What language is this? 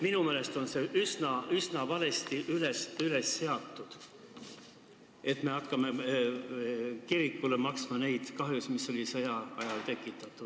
Estonian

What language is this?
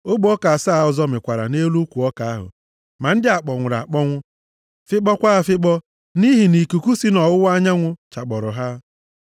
Igbo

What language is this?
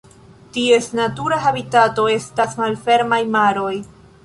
Esperanto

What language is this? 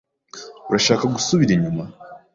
Kinyarwanda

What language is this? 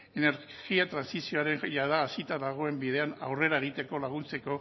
Basque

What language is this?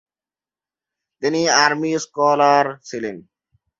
Bangla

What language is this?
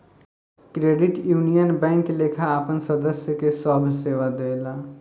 Bhojpuri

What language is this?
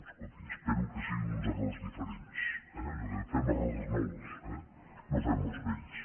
Catalan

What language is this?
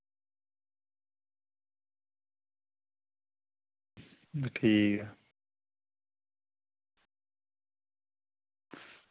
Dogri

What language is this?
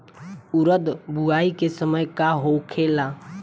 Bhojpuri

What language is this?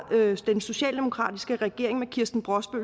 Danish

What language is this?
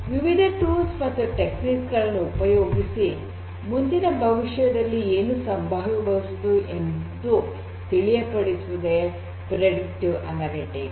Kannada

